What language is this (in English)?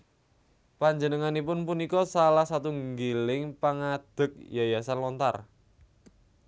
Javanese